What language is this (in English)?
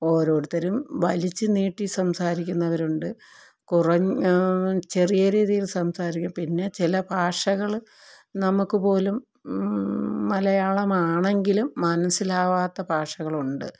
Malayalam